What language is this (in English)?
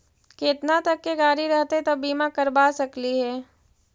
Magahi